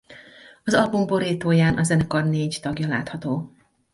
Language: Hungarian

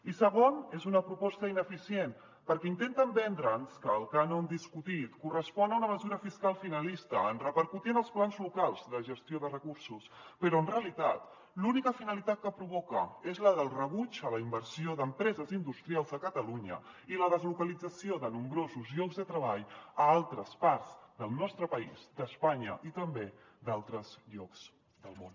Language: Catalan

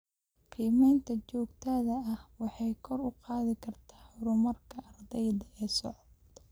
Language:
Somali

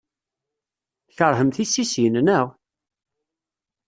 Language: Kabyle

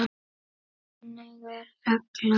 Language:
Icelandic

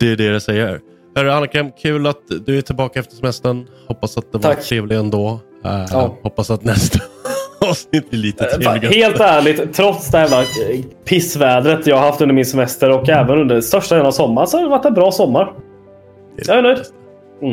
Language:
Swedish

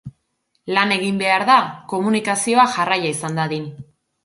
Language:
Basque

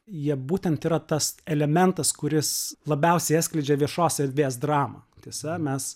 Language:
Lithuanian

